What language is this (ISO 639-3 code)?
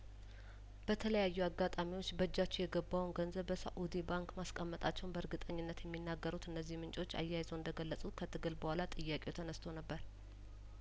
amh